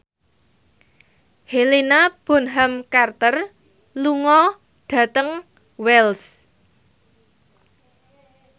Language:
Javanese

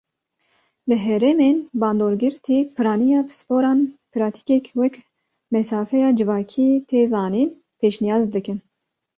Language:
Kurdish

